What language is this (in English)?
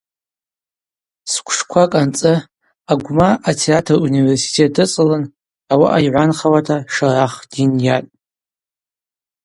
Abaza